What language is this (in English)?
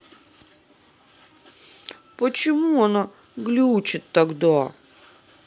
Russian